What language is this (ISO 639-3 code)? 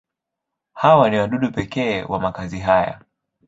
swa